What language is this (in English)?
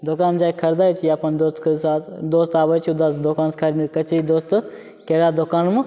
Maithili